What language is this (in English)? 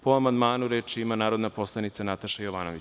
Serbian